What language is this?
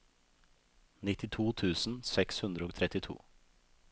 Norwegian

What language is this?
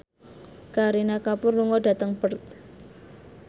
Javanese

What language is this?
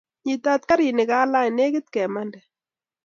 Kalenjin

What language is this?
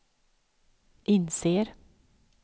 Swedish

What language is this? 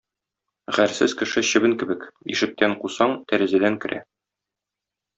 Tatar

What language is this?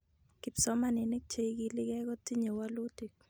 Kalenjin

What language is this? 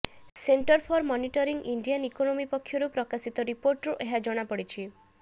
Odia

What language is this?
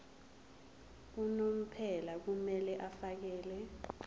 Zulu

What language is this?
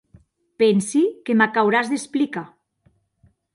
Occitan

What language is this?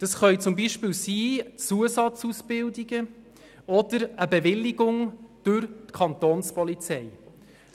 Swiss German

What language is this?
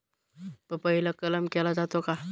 Marathi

